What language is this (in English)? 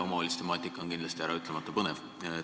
Estonian